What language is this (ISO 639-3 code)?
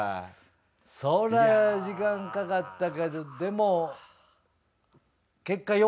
jpn